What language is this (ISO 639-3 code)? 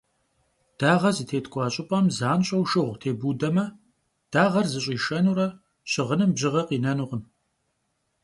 kbd